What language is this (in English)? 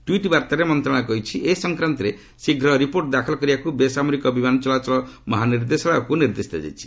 Odia